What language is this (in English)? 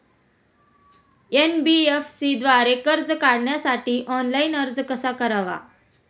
Marathi